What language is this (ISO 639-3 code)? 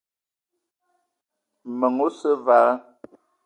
eto